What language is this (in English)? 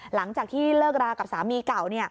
Thai